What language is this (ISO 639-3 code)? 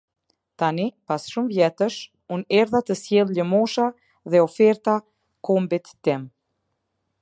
sqi